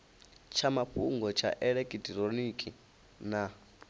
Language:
Venda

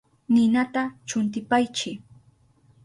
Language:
Southern Pastaza Quechua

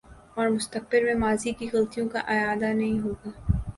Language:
Urdu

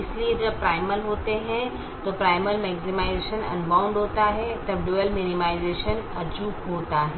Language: Hindi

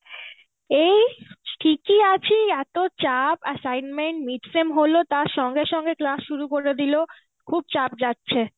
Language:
Bangla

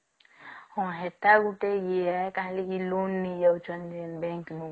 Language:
Odia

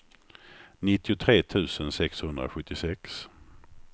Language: Swedish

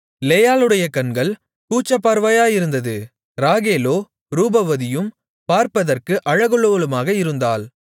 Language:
Tamil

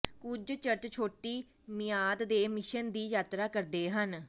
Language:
Punjabi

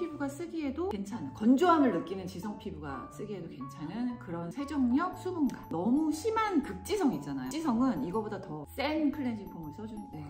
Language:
Korean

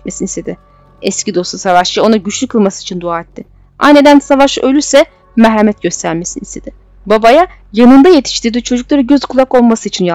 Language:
Turkish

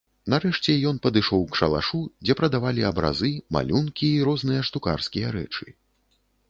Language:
Belarusian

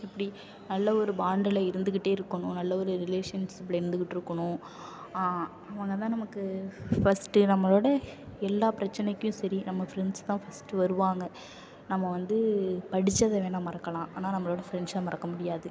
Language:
Tamil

